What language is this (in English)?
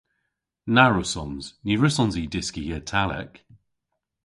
Cornish